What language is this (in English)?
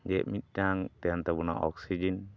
Santali